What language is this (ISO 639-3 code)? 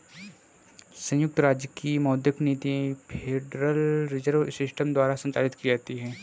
hin